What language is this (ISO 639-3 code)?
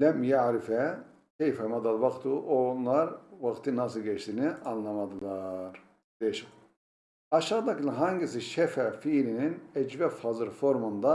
tur